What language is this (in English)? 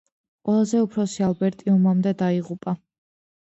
Georgian